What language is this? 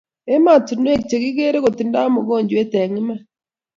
Kalenjin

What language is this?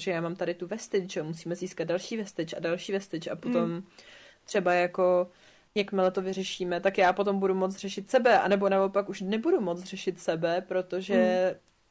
Czech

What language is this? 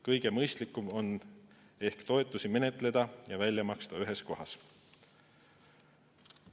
Estonian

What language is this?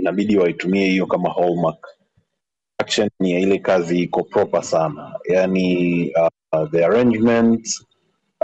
Swahili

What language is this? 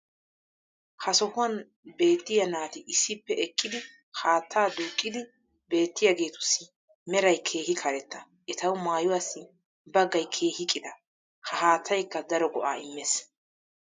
Wolaytta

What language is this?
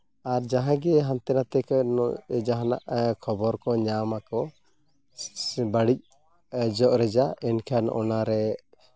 Santali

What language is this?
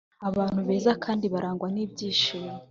Kinyarwanda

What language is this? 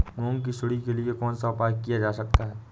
Hindi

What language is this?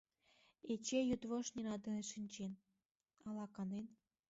Mari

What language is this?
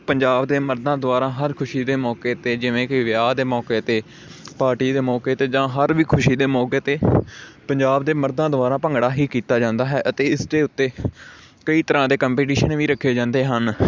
Punjabi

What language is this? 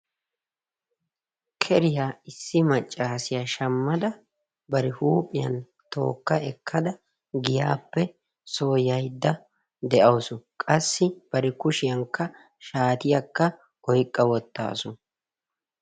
Wolaytta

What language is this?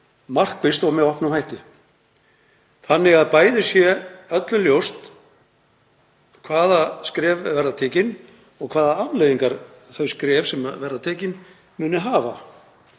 Icelandic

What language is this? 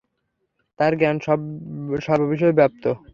Bangla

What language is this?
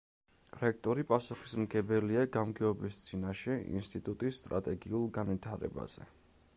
Georgian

